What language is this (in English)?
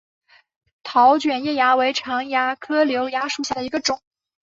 Chinese